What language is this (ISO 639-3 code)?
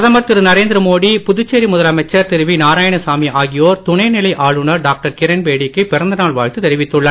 tam